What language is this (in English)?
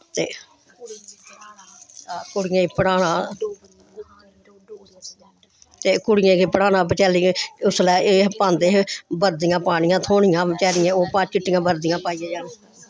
Dogri